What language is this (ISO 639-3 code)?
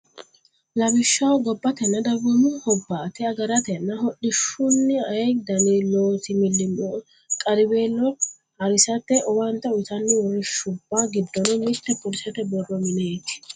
sid